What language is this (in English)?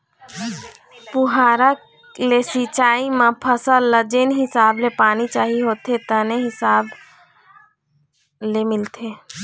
Chhattisgarhi